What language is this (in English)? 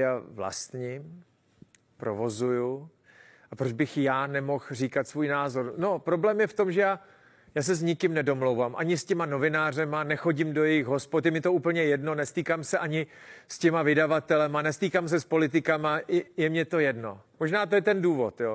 Czech